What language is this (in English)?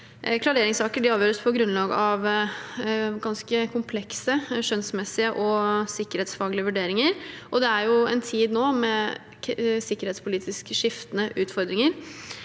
Norwegian